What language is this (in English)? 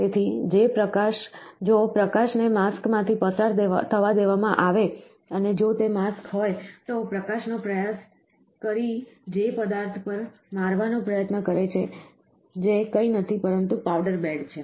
Gujarati